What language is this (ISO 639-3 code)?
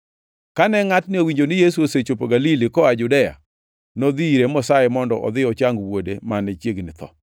luo